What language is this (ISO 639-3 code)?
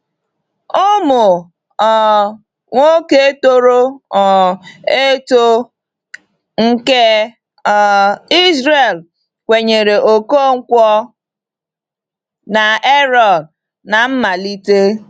ibo